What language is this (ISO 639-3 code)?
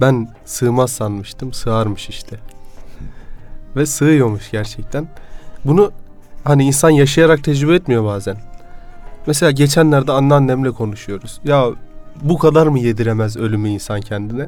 tur